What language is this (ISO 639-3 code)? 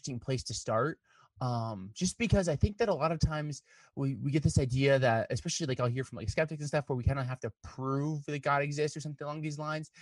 eng